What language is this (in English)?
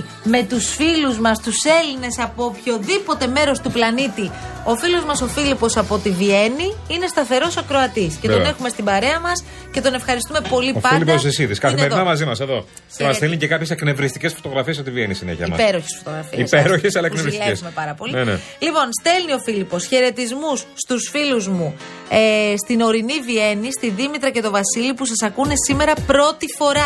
Greek